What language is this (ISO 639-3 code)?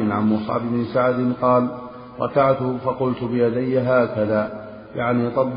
ara